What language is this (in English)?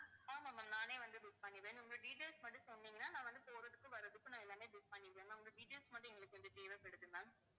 Tamil